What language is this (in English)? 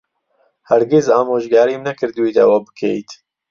Central Kurdish